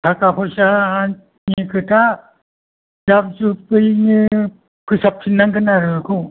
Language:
Bodo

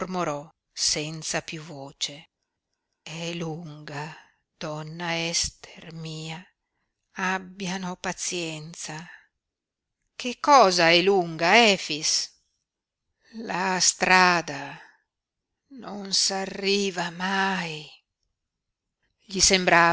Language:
Italian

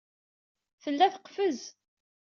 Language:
Kabyle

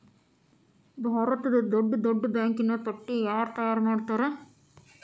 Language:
Kannada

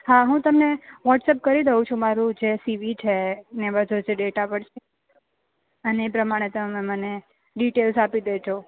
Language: Gujarati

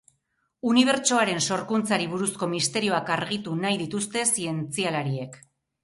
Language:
Basque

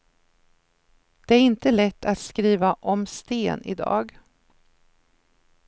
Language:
Swedish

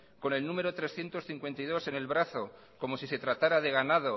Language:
Spanish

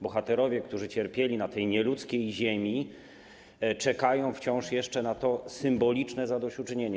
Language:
Polish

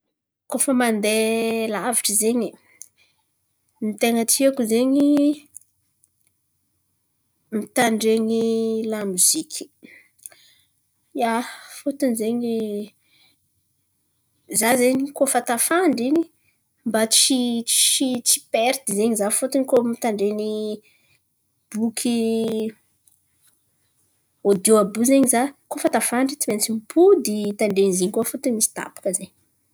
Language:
Antankarana Malagasy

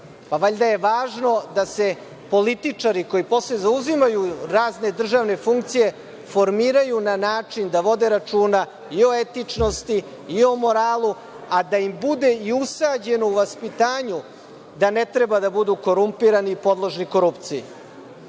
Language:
Serbian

